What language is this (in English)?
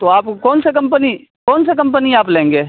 Urdu